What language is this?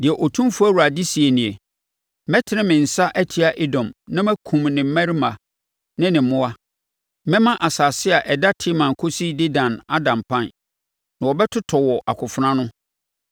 Akan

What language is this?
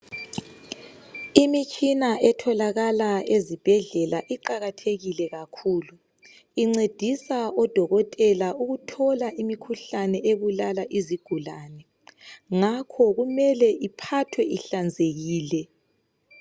North Ndebele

